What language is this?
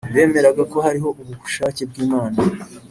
Kinyarwanda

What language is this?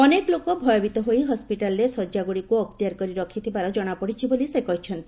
Odia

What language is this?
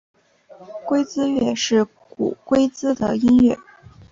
Chinese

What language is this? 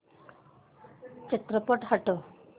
Marathi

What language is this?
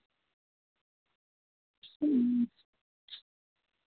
Dogri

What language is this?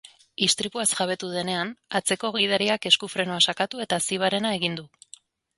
Basque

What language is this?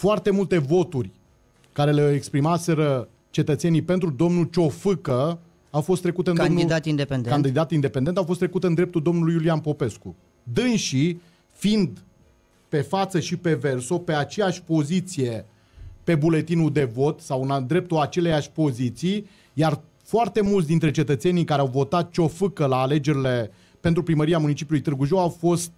Romanian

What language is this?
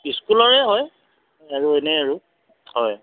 Assamese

